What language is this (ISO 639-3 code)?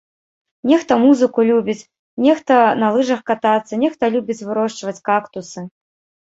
bel